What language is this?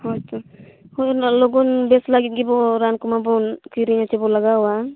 Santali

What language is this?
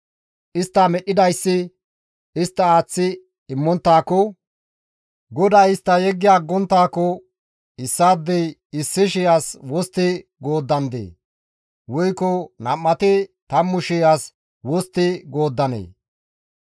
Gamo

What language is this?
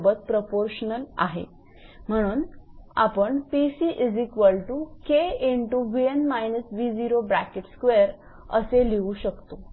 Marathi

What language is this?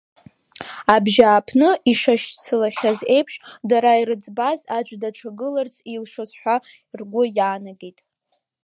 Abkhazian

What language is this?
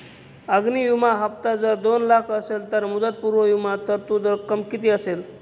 Marathi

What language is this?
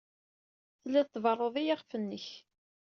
Kabyle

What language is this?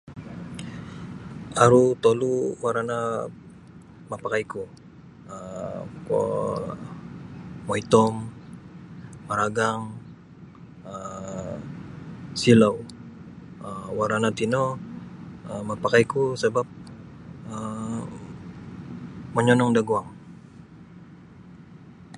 Sabah Bisaya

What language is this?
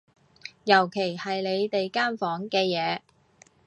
Cantonese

